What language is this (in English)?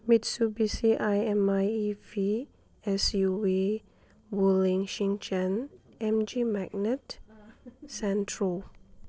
Manipuri